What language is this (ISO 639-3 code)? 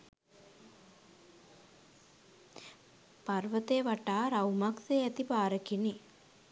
sin